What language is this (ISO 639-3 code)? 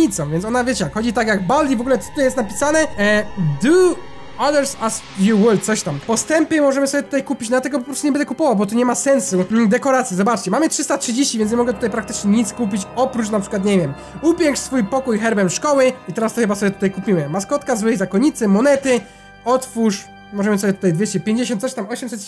pol